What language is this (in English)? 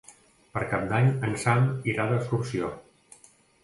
Catalan